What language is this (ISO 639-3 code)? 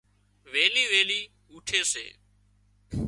kxp